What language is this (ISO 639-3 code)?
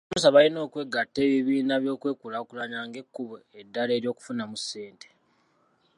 lug